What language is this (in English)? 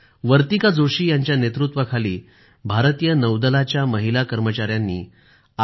Marathi